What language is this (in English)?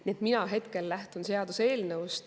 Estonian